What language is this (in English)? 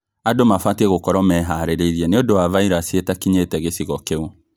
Kikuyu